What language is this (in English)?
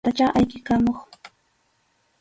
Arequipa-La Unión Quechua